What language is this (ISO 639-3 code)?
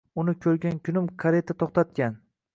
uzb